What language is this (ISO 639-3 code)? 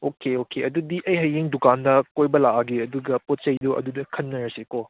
mni